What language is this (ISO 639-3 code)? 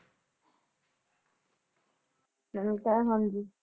pan